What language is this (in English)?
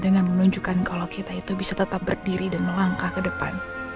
Indonesian